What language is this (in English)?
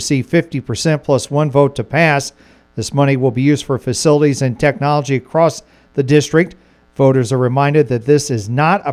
English